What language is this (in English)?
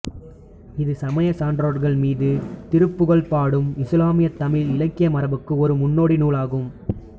Tamil